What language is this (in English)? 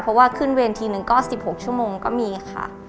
Thai